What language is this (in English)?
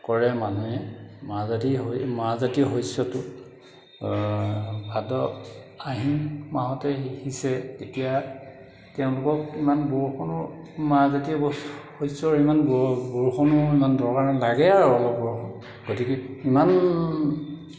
Assamese